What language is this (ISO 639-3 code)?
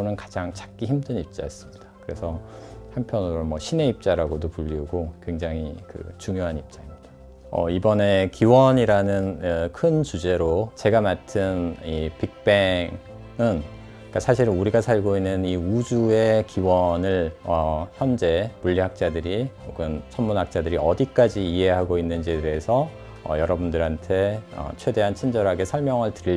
kor